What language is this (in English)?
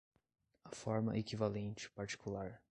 Portuguese